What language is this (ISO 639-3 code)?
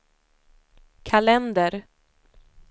swe